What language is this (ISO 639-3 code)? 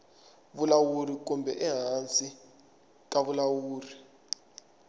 tso